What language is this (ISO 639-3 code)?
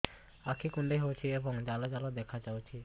ori